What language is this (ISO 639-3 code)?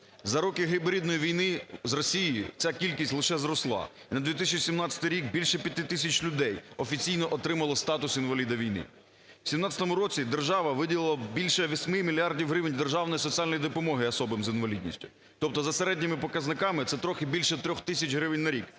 ukr